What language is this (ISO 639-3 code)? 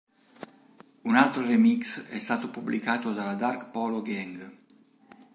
ita